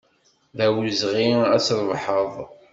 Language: Kabyle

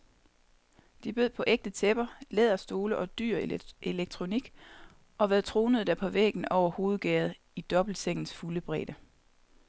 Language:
Danish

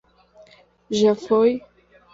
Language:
Portuguese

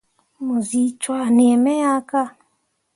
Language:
Mundang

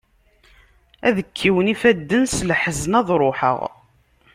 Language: Kabyle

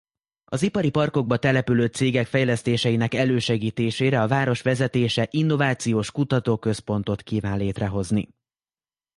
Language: Hungarian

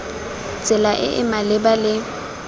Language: Tswana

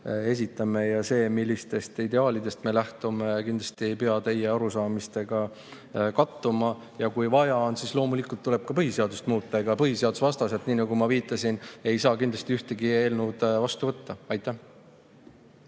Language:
Estonian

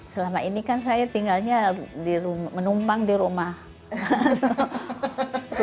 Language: Indonesian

